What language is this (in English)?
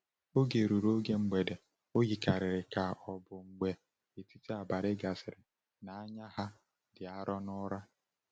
Igbo